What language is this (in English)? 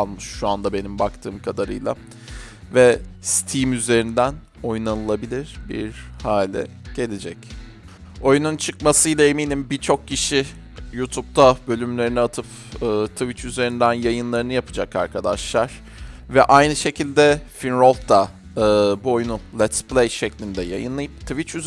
Turkish